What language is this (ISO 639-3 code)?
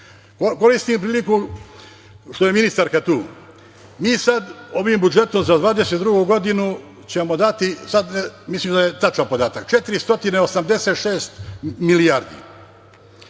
srp